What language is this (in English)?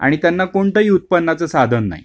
Marathi